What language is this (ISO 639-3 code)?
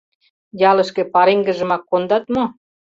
chm